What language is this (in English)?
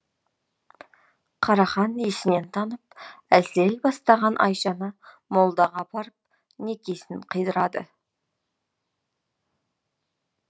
Kazakh